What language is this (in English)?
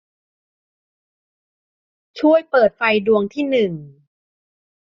Thai